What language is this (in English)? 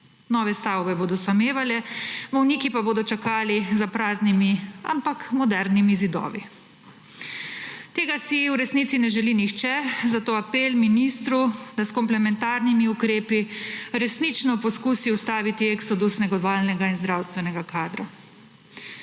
Slovenian